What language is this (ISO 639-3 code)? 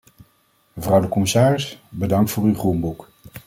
nld